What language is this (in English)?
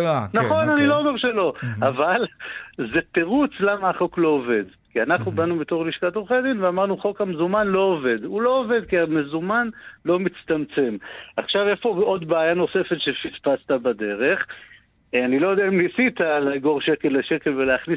Hebrew